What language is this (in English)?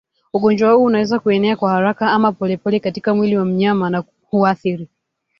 Swahili